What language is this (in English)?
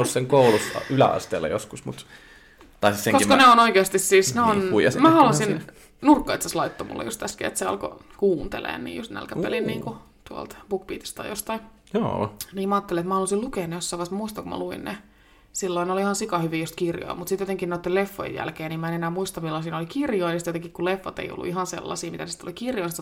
Finnish